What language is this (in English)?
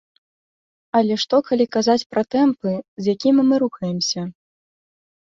Belarusian